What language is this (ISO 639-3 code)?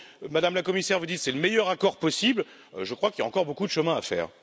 fra